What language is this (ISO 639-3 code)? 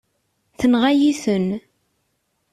kab